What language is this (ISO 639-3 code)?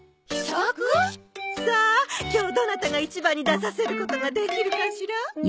jpn